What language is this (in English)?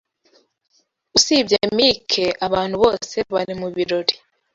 Kinyarwanda